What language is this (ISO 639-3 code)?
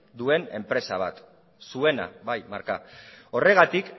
eus